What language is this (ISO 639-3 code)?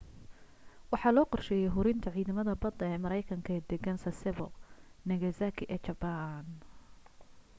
som